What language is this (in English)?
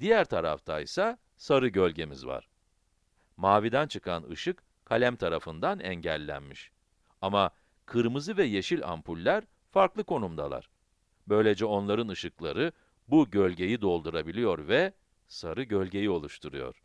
Turkish